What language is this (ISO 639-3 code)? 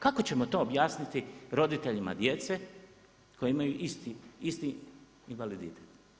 hrv